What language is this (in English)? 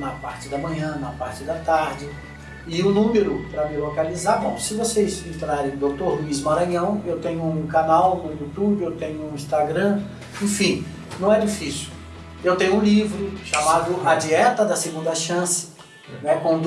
Portuguese